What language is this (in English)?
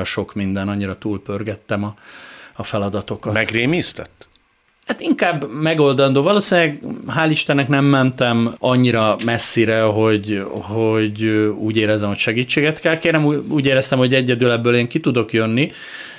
Hungarian